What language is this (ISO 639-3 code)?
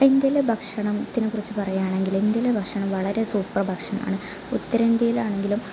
mal